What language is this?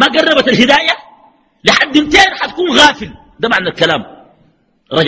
Arabic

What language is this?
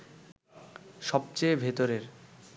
Bangla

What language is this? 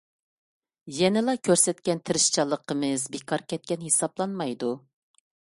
Uyghur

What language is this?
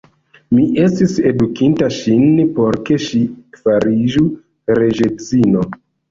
Esperanto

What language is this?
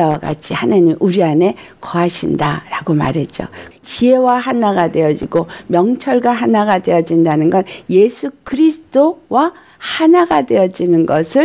Korean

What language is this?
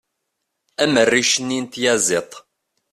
Kabyle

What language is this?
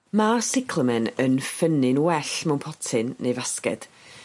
Welsh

